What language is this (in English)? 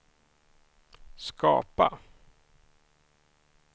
Swedish